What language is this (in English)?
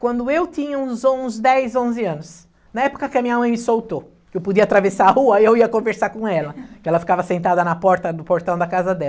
Portuguese